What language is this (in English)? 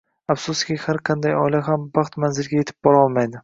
Uzbek